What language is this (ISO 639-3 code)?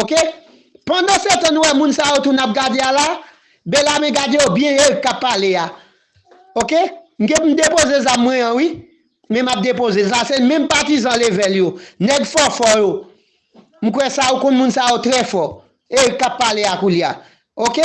fra